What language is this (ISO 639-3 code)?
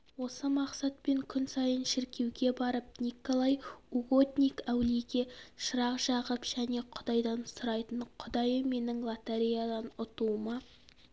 kaz